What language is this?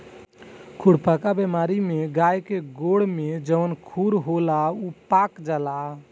Bhojpuri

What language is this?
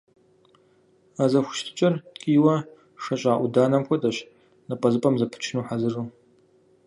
Kabardian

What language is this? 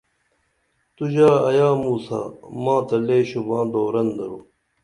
Dameli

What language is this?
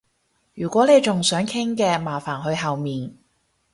Cantonese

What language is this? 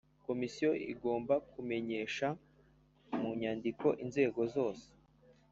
Kinyarwanda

